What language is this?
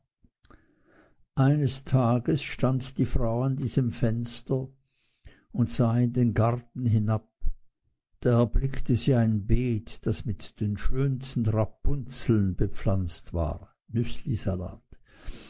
German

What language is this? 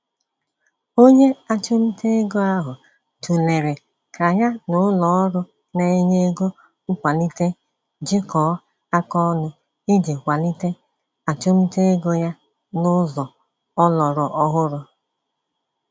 Igbo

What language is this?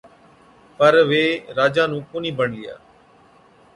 Od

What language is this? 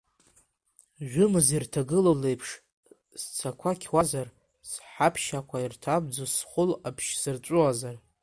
Abkhazian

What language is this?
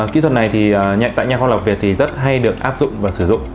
Vietnamese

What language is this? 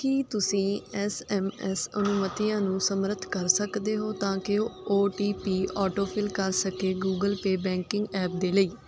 Punjabi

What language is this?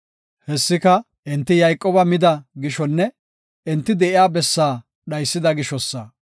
Gofa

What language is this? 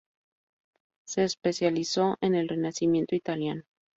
Spanish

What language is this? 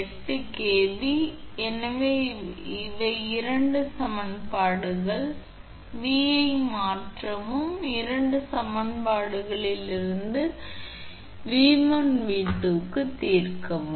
Tamil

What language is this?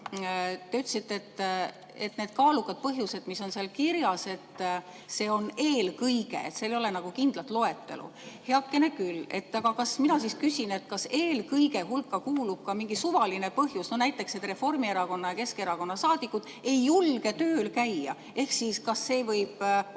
Estonian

